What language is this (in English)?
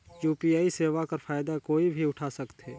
Chhattisgarhi